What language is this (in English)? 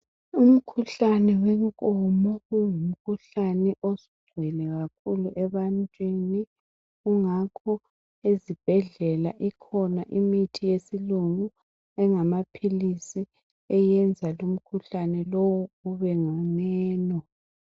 North Ndebele